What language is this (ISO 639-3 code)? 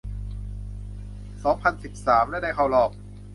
tha